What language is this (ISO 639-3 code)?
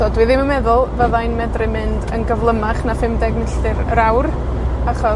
cym